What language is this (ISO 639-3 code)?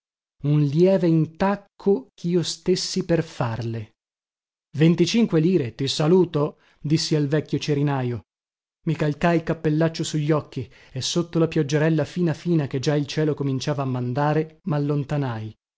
ita